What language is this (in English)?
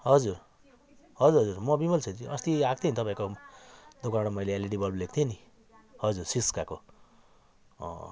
Nepali